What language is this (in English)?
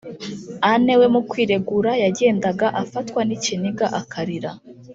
Kinyarwanda